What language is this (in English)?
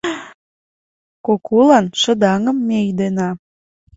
Mari